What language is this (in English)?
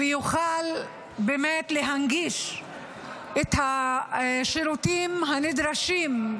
Hebrew